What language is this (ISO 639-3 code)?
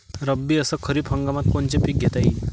mar